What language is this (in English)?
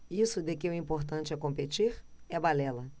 Portuguese